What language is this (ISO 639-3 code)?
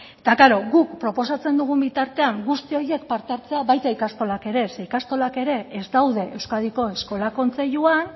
eus